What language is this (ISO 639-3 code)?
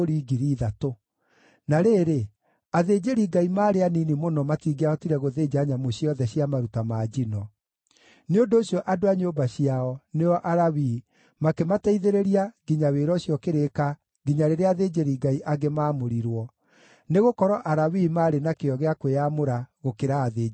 kik